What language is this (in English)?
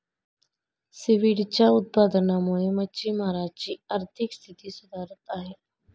Marathi